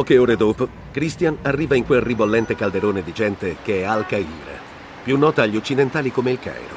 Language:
Italian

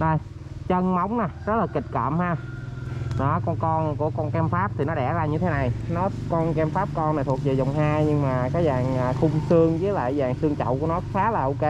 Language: Vietnamese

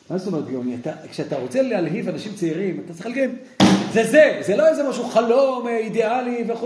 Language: Hebrew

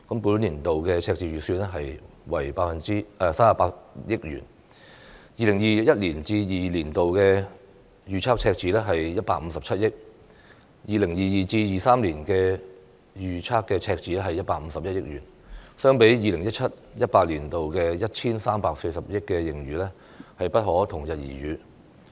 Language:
Cantonese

